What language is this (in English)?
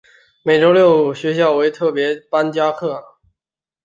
Chinese